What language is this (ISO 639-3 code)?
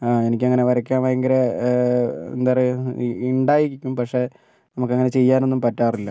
mal